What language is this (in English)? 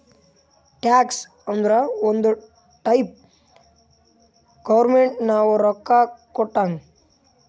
Kannada